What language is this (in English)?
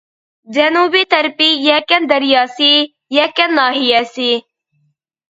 Uyghur